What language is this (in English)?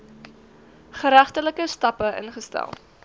Afrikaans